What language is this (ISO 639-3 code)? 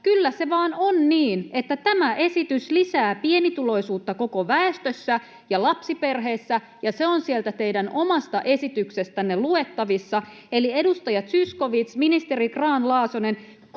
fin